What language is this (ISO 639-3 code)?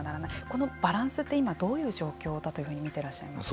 jpn